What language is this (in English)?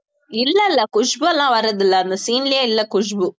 Tamil